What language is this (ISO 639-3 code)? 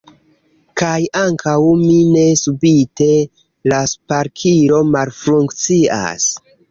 epo